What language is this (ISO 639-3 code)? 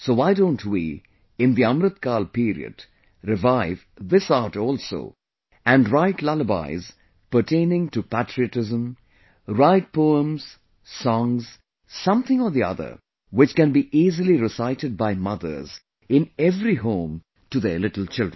eng